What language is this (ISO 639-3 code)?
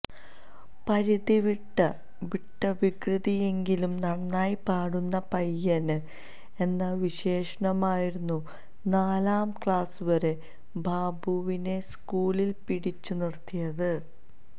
mal